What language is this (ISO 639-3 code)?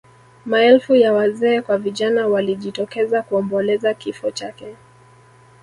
swa